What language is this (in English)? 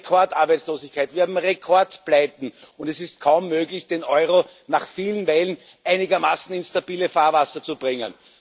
German